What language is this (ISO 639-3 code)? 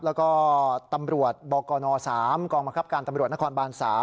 tha